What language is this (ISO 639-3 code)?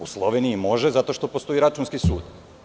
srp